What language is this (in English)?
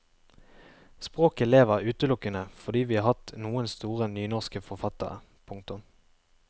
Norwegian